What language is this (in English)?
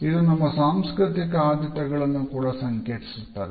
Kannada